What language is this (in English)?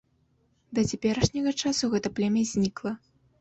Belarusian